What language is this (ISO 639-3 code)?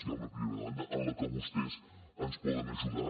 cat